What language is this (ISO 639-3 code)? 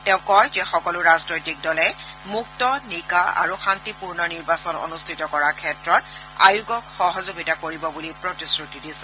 asm